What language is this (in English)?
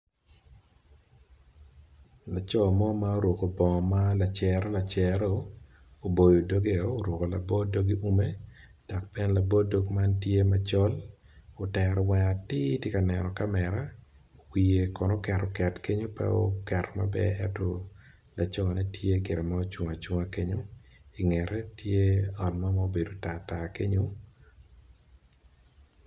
Acoli